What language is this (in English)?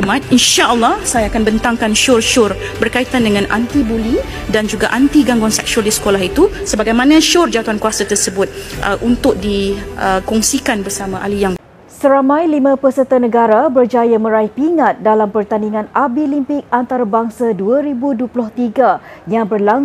Malay